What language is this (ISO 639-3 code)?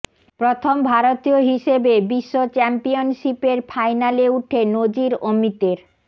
ben